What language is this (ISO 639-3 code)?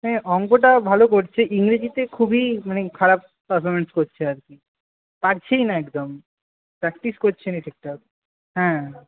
ben